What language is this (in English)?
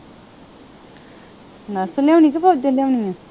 Punjabi